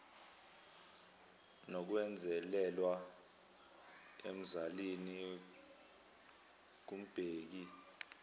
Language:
Zulu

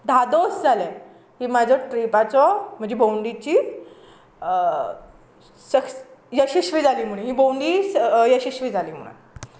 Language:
Konkani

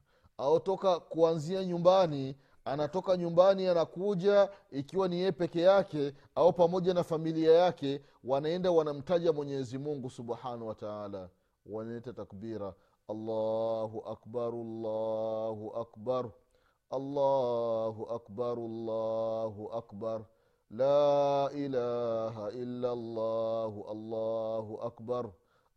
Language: Swahili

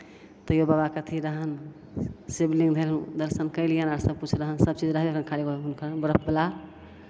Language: Maithili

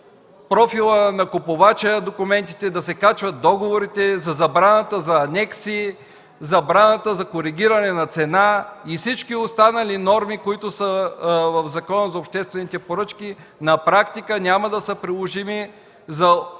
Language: Bulgarian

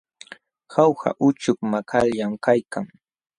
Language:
Jauja Wanca Quechua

